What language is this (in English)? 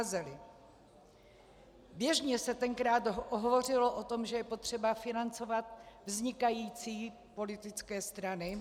Czech